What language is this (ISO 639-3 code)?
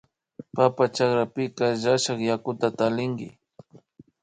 qvi